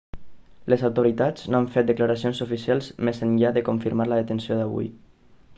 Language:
Catalan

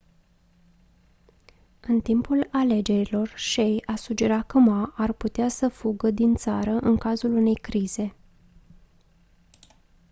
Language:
Romanian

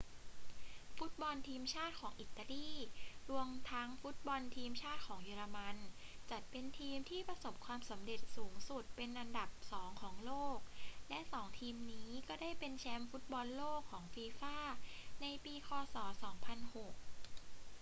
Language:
Thai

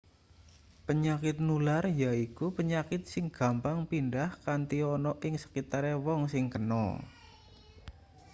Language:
Javanese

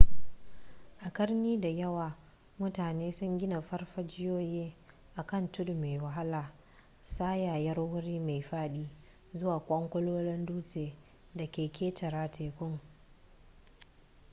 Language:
Hausa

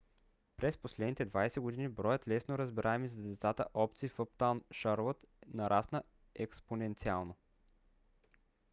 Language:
Bulgarian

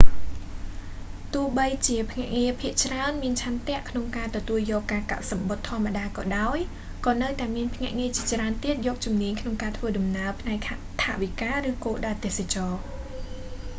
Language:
Khmer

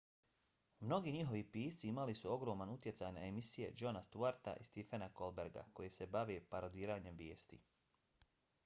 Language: Bosnian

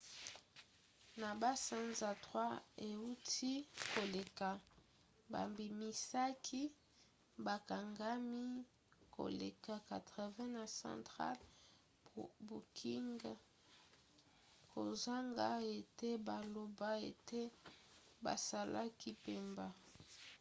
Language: Lingala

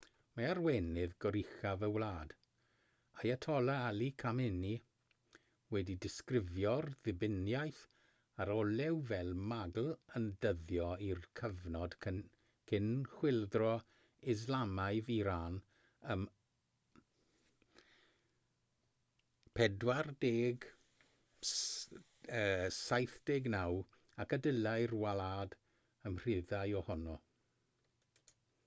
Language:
Welsh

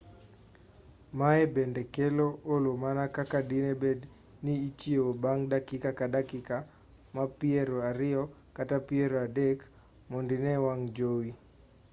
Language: Luo (Kenya and Tanzania)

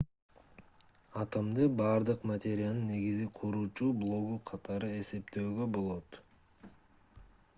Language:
Kyrgyz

